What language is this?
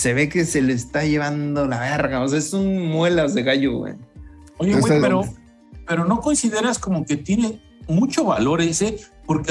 Spanish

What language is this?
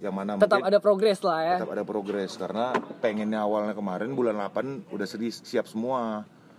Indonesian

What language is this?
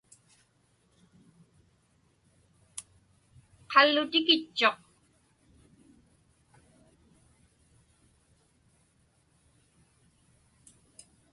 Inupiaq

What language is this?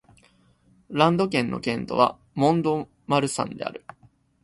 Japanese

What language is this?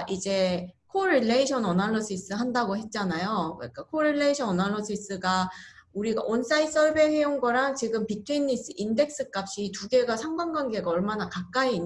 Korean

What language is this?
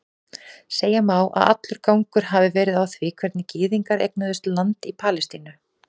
Icelandic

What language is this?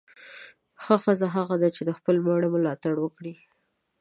Pashto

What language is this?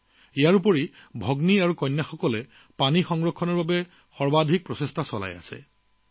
Assamese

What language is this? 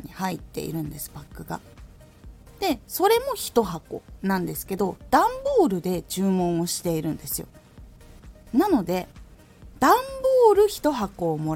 Japanese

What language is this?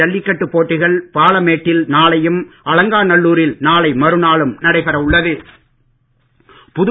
Tamil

